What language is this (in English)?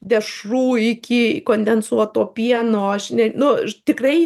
Lithuanian